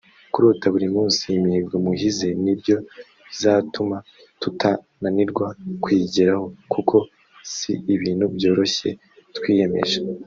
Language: Kinyarwanda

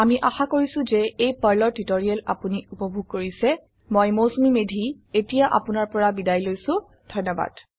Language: Assamese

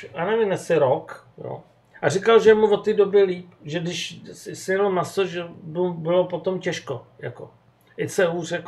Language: Czech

